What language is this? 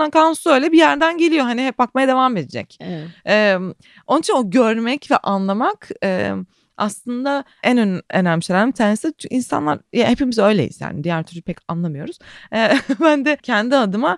Turkish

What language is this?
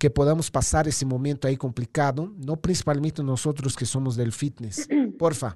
Spanish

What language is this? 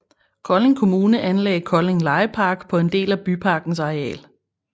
Danish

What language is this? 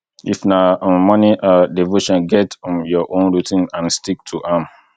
Nigerian Pidgin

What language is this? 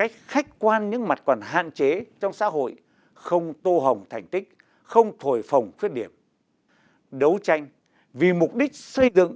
Vietnamese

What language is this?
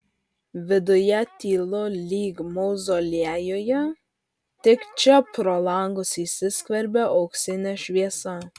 Lithuanian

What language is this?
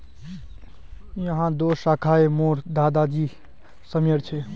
Magahi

